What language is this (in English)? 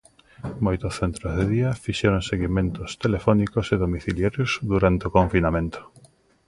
Galician